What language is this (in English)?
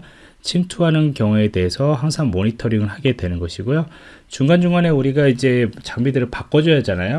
Korean